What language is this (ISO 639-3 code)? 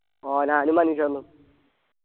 mal